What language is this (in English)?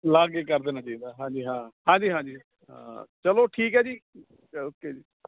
Punjabi